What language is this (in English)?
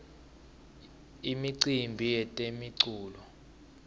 Swati